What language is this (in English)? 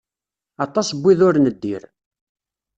Kabyle